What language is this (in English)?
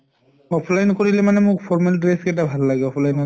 Assamese